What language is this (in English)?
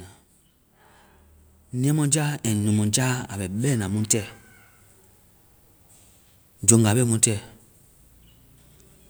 Vai